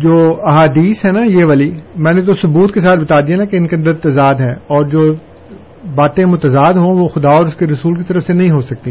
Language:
Urdu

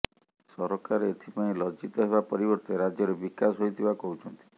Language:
Odia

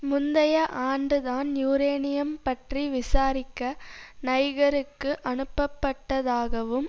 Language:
Tamil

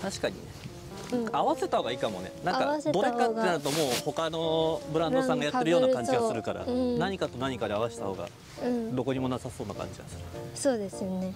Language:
Japanese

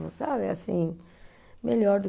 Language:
Portuguese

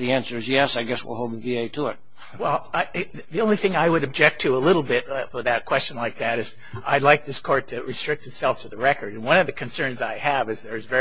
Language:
English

